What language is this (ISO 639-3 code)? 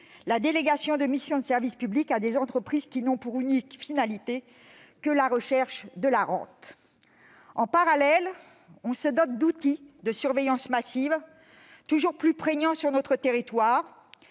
fra